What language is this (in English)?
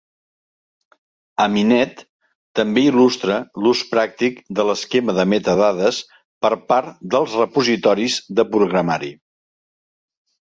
Catalan